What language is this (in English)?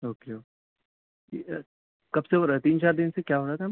Urdu